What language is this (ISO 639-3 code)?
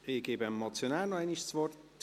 gsw